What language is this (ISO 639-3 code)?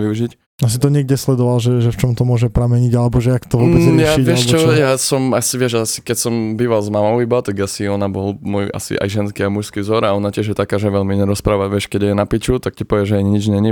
slk